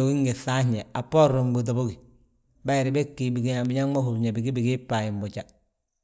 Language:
Balanta-Ganja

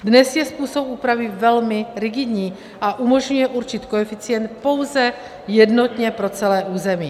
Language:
Czech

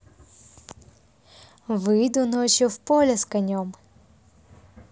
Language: Russian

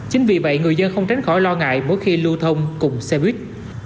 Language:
Vietnamese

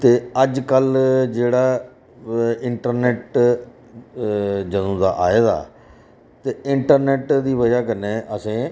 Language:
Dogri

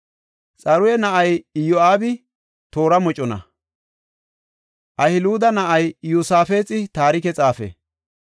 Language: Gofa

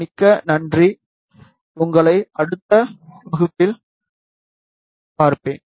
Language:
Tamil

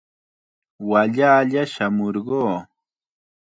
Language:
Chiquián Ancash Quechua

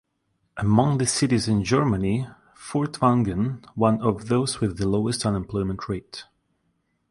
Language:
English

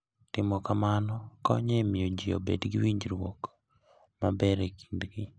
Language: Luo (Kenya and Tanzania)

